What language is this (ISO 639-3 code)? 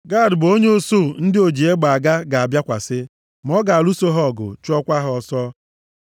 ibo